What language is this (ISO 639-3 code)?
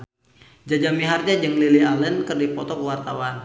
sun